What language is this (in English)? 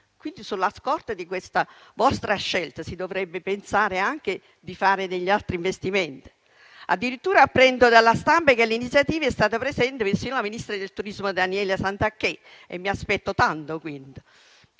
Italian